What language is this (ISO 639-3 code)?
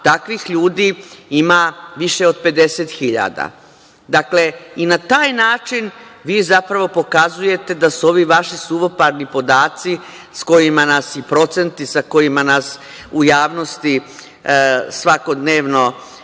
srp